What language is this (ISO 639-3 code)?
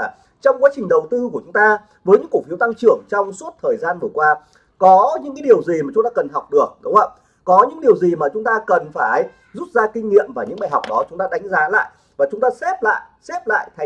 vie